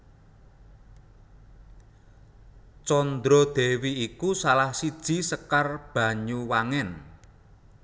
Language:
Javanese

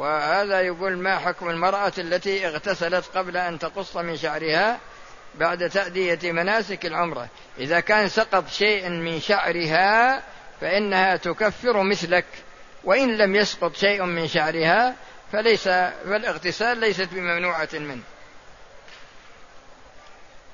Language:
Arabic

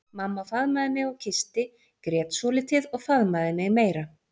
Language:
Icelandic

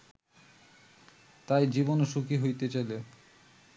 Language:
Bangla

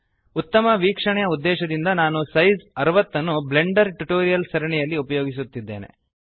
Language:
Kannada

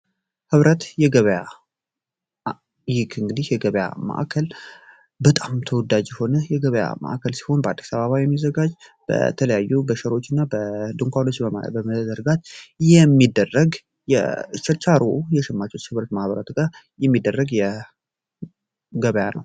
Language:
Amharic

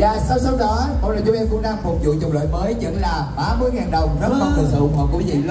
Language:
Vietnamese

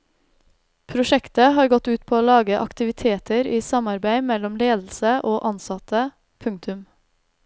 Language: Norwegian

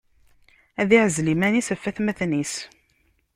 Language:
Kabyle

